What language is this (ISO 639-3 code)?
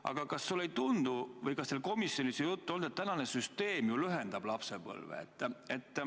est